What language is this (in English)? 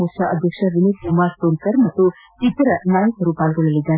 Kannada